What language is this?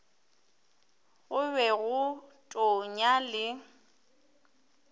Northern Sotho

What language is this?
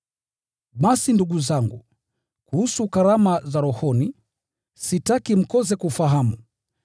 Swahili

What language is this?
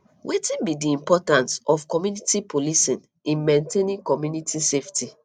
Nigerian Pidgin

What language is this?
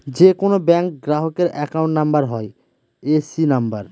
Bangla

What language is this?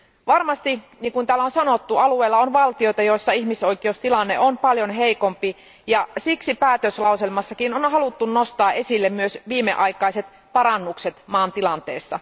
Finnish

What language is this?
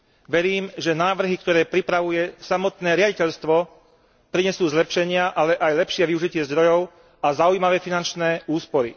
Slovak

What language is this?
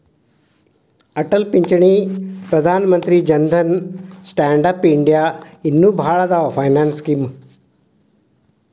Kannada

